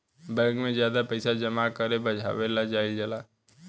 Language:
Bhojpuri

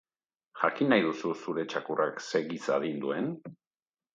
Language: Basque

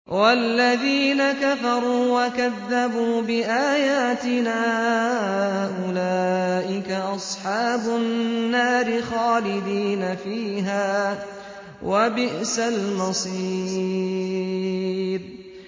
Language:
Arabic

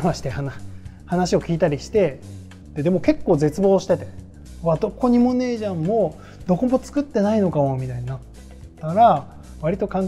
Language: Japanese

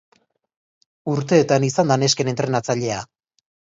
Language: Basque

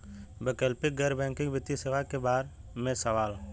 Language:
Bhojpuri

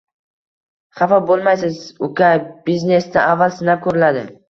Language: Uzbek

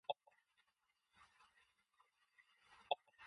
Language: English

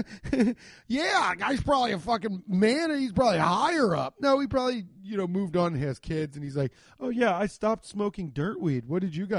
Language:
English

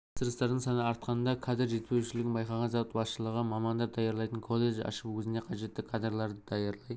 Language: Kazakh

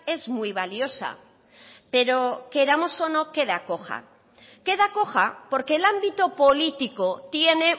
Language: Spanish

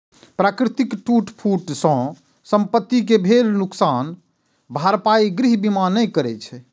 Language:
Maithili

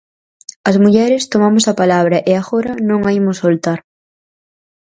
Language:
Galician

